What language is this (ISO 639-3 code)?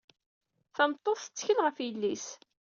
kab